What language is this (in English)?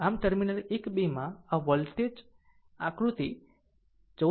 Gujarati